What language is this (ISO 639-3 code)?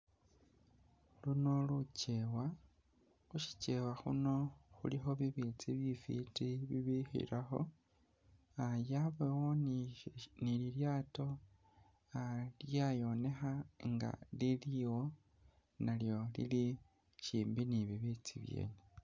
myx